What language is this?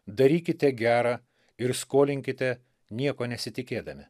Lithuanian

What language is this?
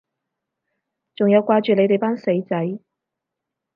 Cantonese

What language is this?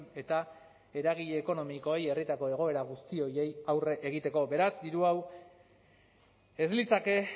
Basque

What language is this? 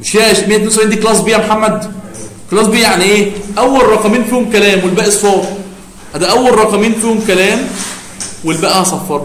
Arabic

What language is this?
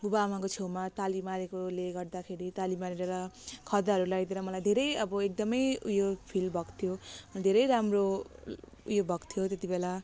Nepali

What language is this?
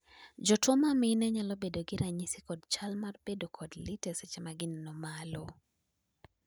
Luo (Kenya and Tanzania)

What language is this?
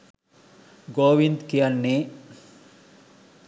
Sinhala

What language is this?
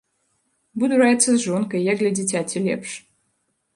Belarusian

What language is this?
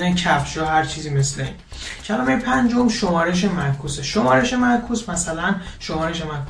Persian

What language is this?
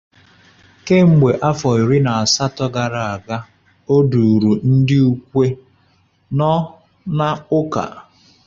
Igbo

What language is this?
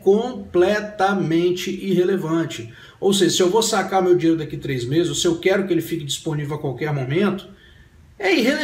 Portuguese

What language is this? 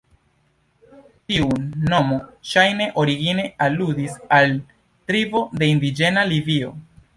Esperanto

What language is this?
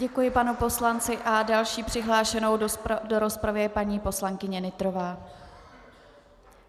Czech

